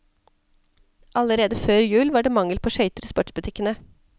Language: Norwegian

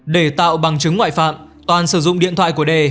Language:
Vietnamese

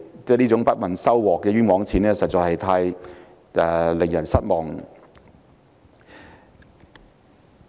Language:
Cantonese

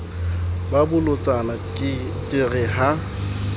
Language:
Southern Sotho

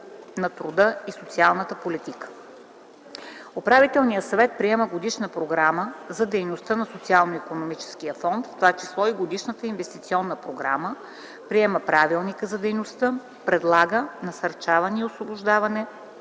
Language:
Bulgarian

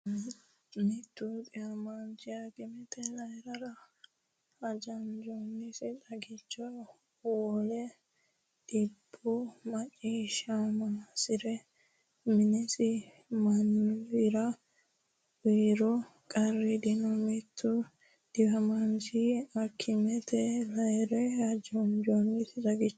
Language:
Sidamo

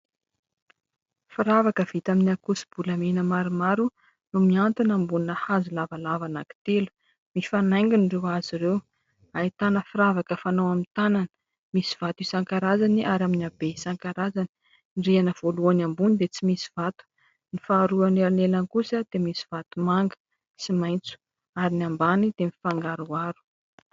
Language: Malagasy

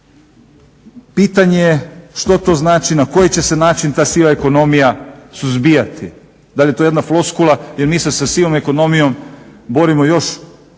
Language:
Croatian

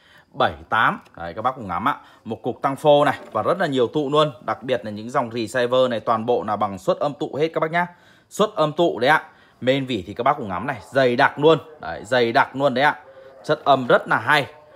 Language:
Vietnamese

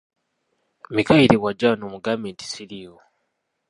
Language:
Ganda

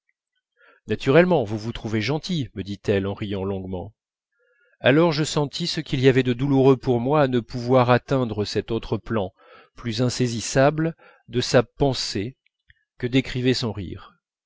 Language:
French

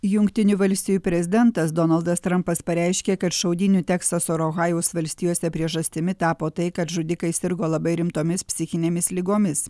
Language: Lithuanian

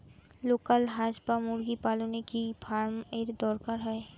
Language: Bangla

